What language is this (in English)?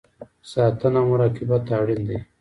Pashto